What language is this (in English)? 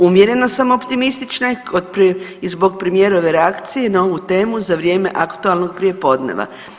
Croatian